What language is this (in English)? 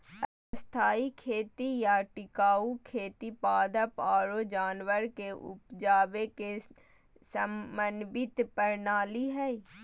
Magahi